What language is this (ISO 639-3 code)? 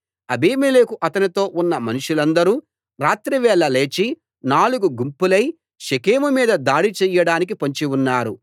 tel